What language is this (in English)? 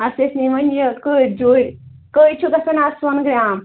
Kashmiri